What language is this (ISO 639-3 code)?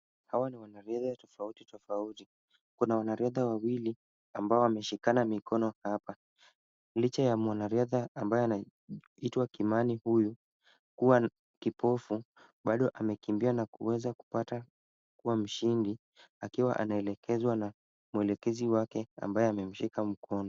swa